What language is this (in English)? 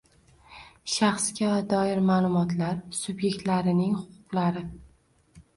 Uzbek